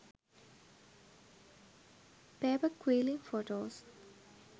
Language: Sinhala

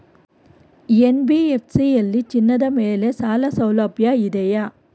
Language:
Kannada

